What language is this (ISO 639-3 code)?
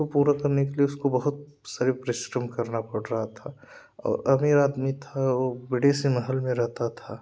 hin